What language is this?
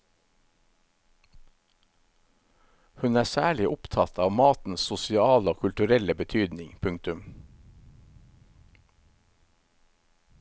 Norwegian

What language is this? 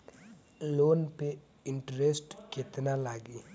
Bhojpuri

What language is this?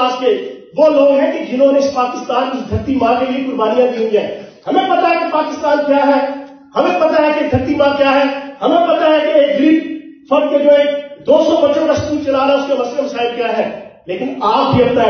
Hindi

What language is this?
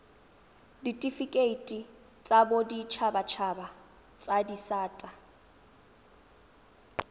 Tswana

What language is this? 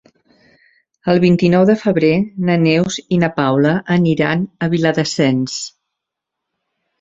Catalan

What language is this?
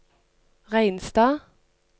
Norwegian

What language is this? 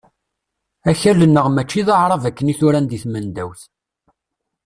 Kabyle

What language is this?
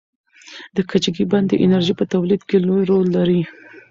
Pashto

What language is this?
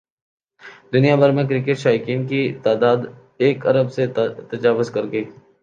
Urdu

